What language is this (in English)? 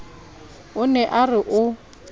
Southern Sotho